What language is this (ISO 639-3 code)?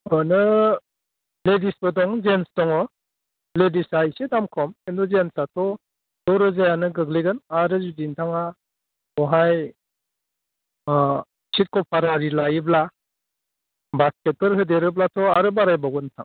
brx